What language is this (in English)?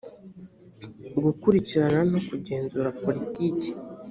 Kinyarwanda